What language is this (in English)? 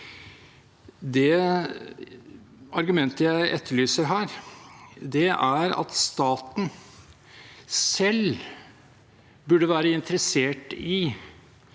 Norwegian